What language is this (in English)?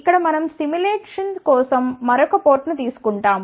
Telugu